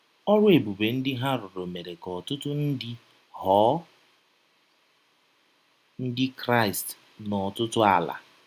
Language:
Igbo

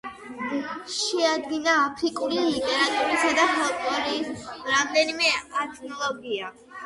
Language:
Georgian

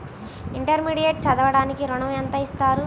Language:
Telugu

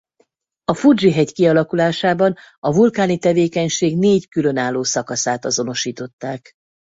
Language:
Hungarian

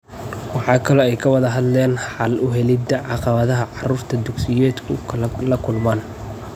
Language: Somali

